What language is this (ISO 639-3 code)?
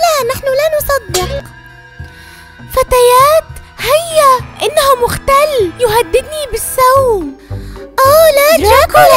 ara